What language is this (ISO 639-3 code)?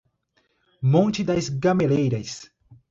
por